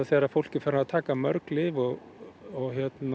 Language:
Icelandic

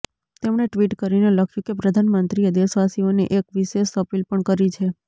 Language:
Gujarati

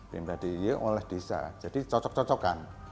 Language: Indonesian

